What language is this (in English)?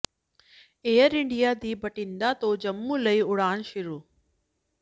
Punjabi